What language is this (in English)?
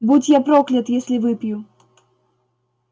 Russian